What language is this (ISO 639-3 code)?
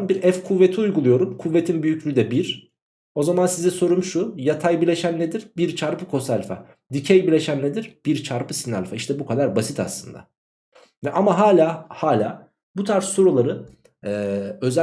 tur